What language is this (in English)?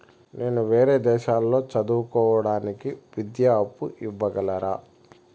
Telugu